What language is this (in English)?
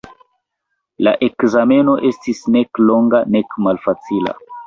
Esperanto